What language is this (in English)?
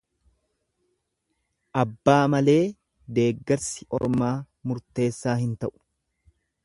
Oromo